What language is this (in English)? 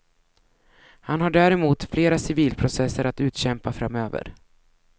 Swedish